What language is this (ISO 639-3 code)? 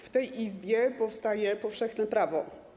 pol